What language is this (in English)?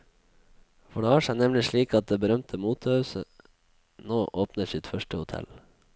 Norwegian